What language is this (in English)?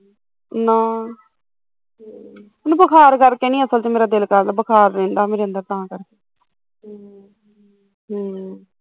Punjabi